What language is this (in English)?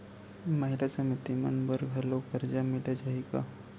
Chhattisgarhi